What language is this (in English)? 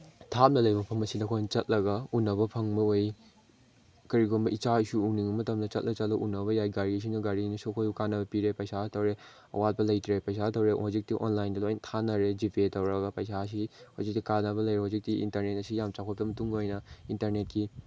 Manipuri